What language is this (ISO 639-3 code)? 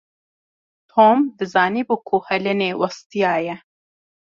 kur